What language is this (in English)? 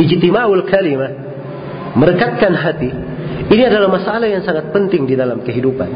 Indonesian